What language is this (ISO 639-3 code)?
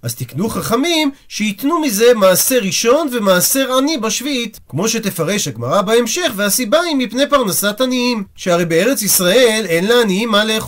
heb